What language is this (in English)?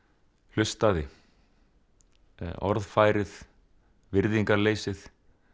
Icelandic